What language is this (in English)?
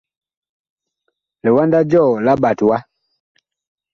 Bakoko